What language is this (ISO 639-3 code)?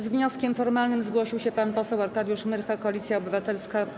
pol